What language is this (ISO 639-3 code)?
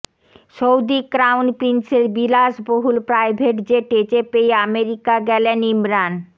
ben